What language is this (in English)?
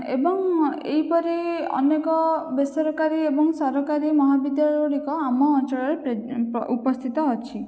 Odia